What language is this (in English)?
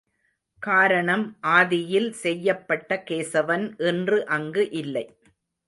Tamil